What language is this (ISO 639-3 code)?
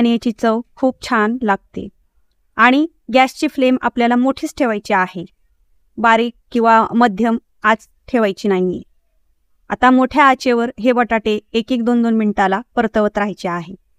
mar